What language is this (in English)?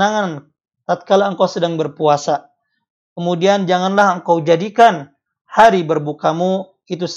Indonesian